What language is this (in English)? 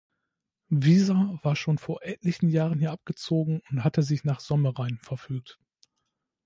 German